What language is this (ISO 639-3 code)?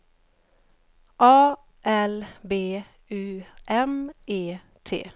swe